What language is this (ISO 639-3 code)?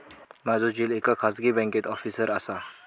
mar